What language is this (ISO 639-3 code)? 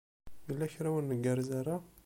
kab